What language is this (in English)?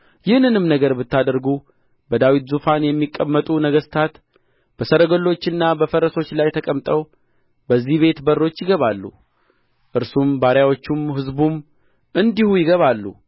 Amharic